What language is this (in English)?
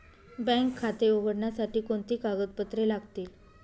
Marathi